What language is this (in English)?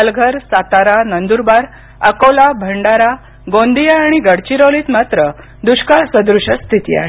Marathi